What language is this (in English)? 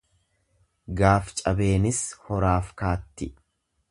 Oromo